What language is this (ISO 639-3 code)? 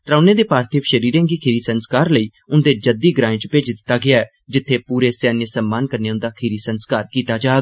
doi